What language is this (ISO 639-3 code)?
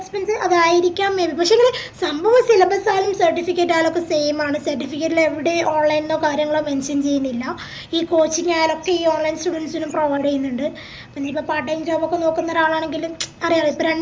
mal